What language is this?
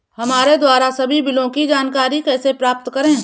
Hindi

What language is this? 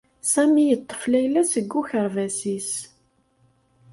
Kabyle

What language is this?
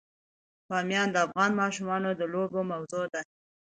Pashto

